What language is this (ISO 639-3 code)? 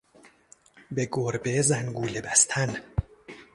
fas